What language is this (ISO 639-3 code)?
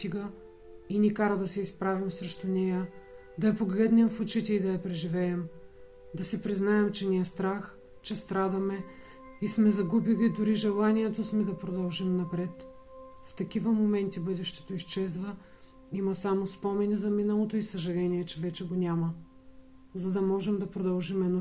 bul